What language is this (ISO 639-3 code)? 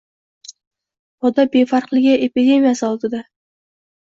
uzb